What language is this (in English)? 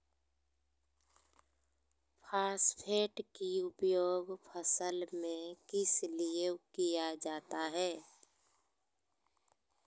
Magahi